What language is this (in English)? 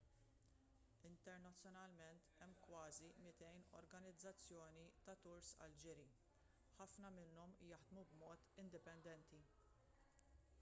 Maltese